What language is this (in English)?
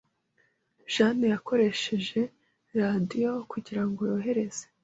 Kinyarwanda